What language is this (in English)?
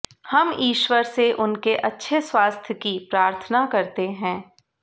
Hindi